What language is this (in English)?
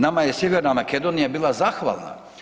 Croatian